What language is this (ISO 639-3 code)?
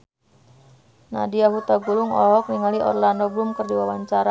sun